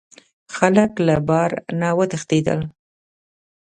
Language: Pashto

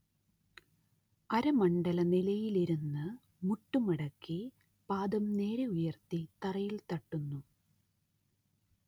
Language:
Malayalam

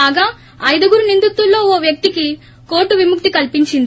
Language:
Telugu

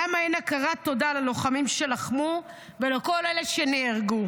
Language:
Hebrew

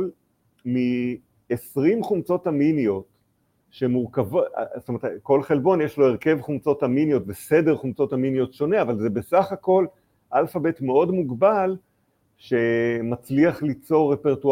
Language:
Hebrew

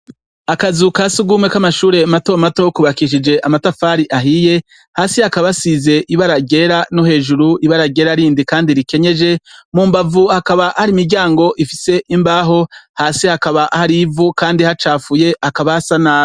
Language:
Rundi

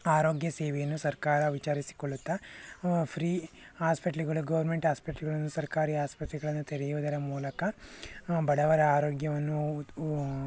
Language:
Kannada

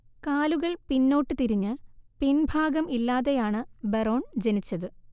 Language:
Malayalam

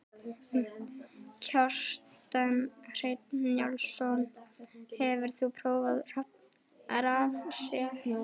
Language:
Icelandic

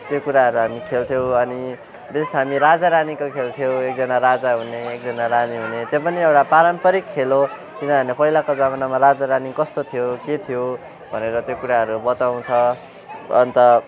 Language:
Nepali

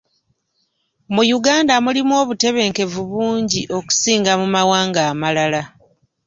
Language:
Ganda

